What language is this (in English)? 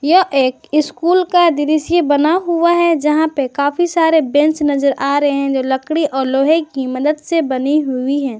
Hindi